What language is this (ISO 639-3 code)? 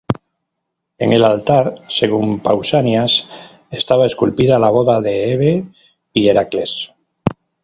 spa